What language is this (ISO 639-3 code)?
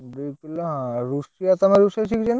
ori